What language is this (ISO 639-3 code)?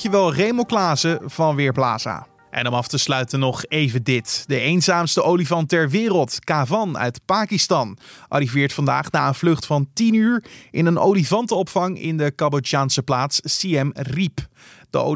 nld